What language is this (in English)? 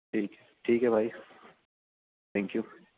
Urdu